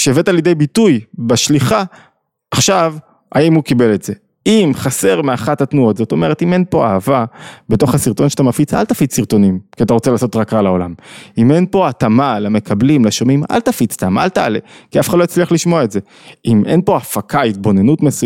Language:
Hebrew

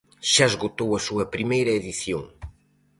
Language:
Galician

